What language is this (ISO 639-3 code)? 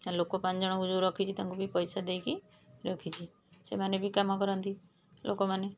ori